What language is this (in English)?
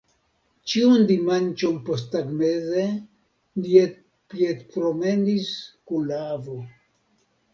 Esperanto